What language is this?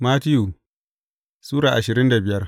Hausa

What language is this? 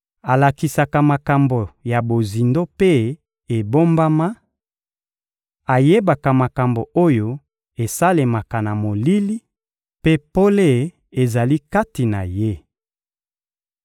Lingala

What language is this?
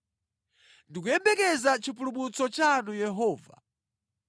Nyanja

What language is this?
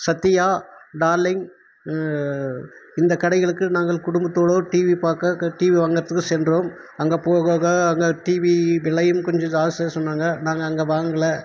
Tamil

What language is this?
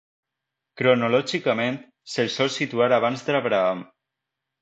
Catalan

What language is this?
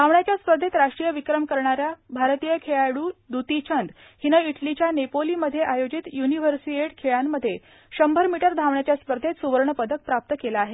Marathi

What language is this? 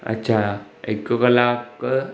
Sindhi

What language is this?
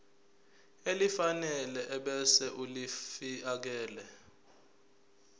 Zulu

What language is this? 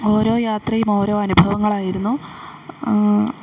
Malayalam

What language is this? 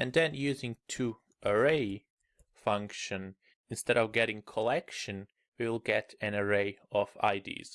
English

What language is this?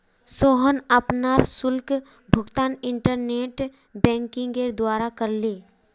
Magahi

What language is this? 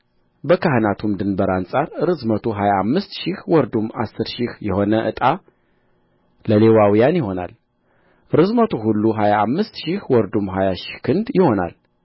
Amharic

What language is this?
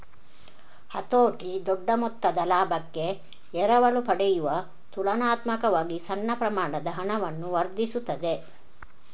Kannada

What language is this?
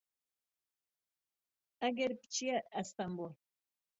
Central Kurdish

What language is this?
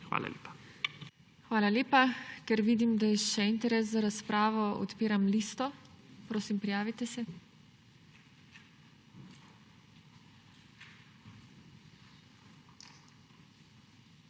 Slovenian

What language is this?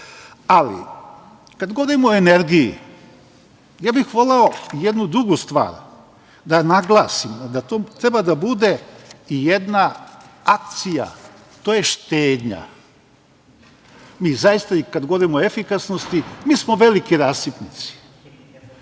Serbian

